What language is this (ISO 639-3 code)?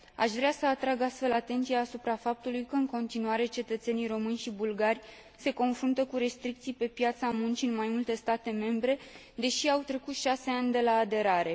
ron